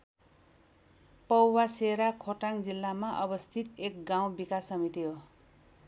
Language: Nepali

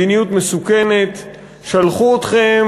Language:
Hebrew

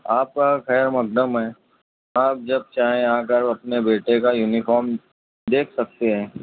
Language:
Urdu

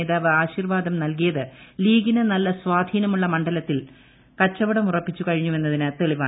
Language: Malayalam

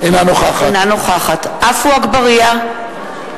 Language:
Hebrew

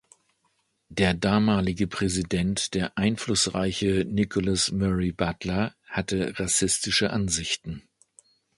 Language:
German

